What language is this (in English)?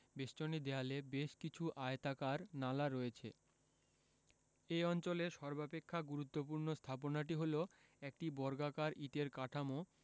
Bangla